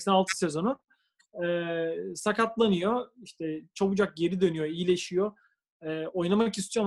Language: Turkish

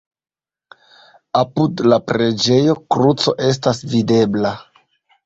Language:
Esperanto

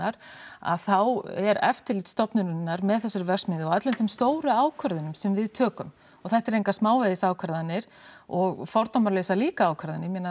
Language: Icelandic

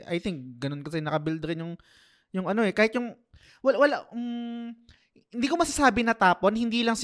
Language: Filipino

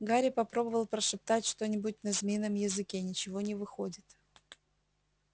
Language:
Russian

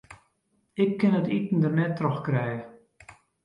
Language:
Western Frisian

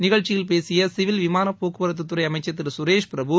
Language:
Tamil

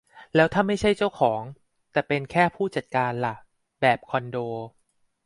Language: Thai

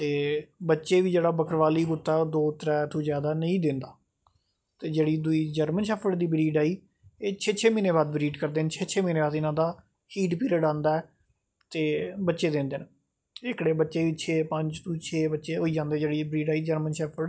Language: Dogri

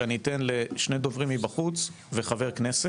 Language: Hebrew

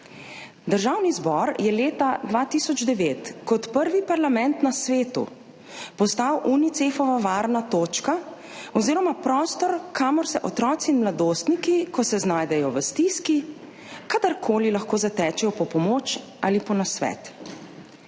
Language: Slovenian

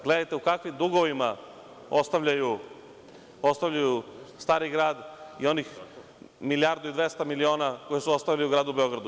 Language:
Serbian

